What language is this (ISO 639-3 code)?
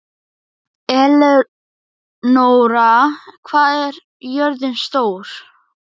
isl